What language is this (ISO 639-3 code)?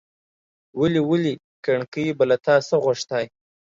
pus